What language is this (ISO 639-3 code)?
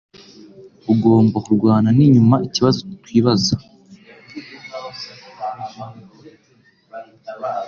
kin